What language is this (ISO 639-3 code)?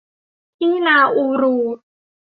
tha